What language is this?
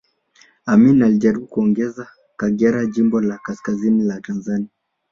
Swahili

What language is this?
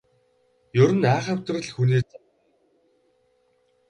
Mongolian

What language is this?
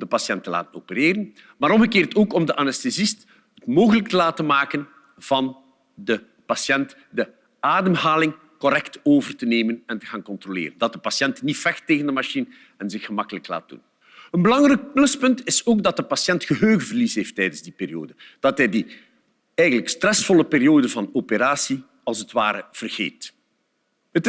Dutch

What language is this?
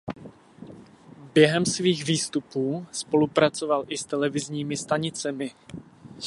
Czech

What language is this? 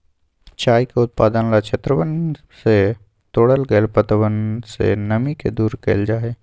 Magahi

